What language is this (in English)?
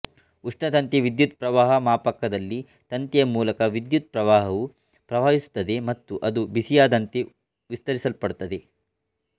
Kannada